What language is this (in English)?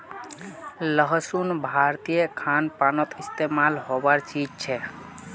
Magahi